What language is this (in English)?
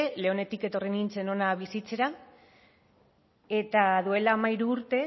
Basque